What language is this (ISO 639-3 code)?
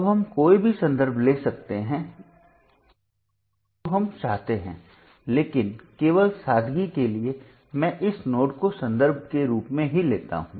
hin